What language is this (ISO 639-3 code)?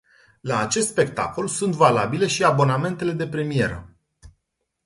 ron